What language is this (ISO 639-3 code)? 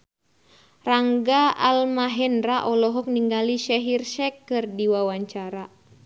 sun